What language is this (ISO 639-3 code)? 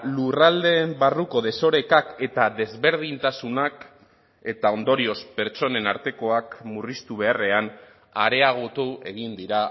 eus